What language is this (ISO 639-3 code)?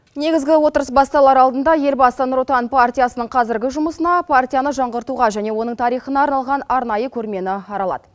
kaz